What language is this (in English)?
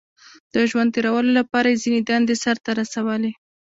Pashto